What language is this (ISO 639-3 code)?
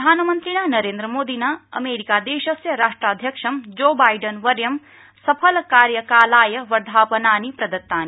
san